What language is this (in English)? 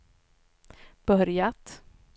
Swedish